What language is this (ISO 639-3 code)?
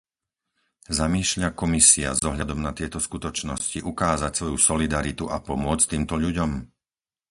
slk